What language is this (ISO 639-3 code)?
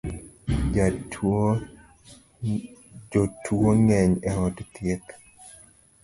luo